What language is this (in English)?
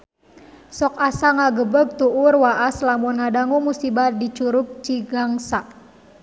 Sundanese